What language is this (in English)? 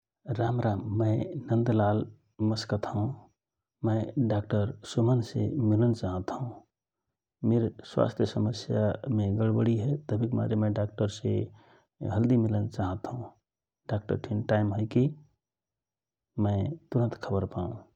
Rana Tharu